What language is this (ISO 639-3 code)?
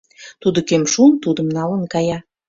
chm